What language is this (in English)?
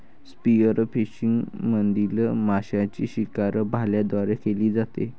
Marathi